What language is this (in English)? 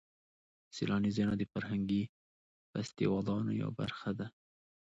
Pashto